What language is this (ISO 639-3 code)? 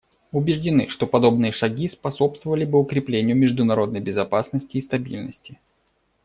rus